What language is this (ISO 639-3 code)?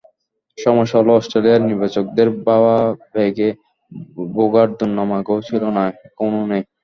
ben